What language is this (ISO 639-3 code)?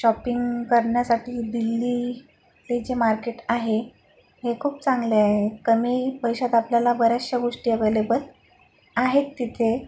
mar